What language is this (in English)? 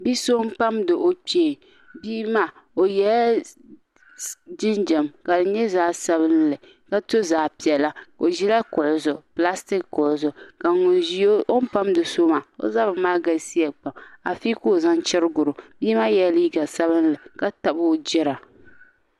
Dagbani